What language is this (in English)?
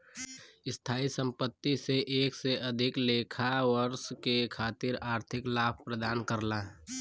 Bhojpuri